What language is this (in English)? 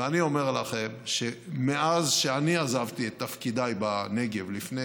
Hebrew